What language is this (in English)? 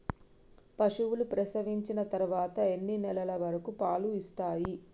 Telugu